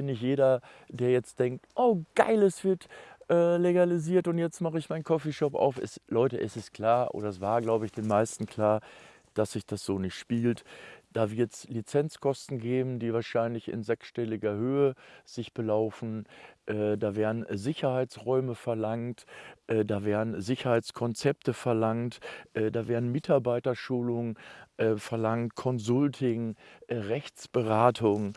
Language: German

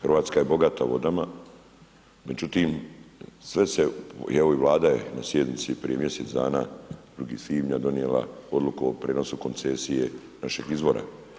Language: Croatian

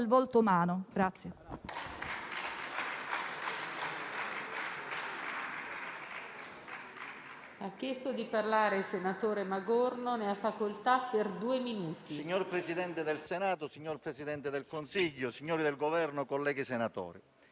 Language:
Italian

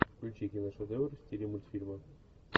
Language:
Russian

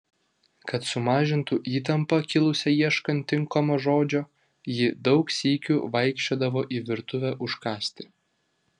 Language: Lithuanian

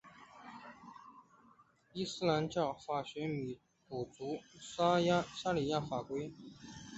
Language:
Chinese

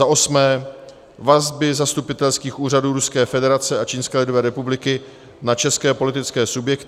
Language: Czech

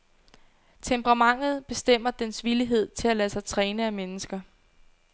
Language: Danish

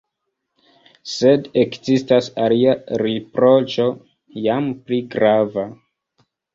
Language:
Esperanto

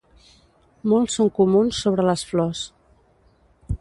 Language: Catalan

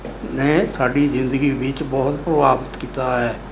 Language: Punjabi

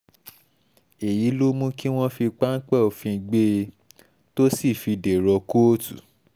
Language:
Yoruba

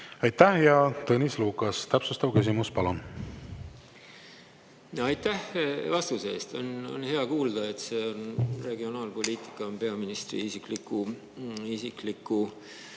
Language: Estonian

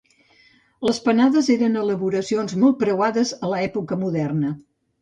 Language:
Catalan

